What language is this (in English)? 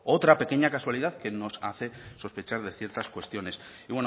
Spanish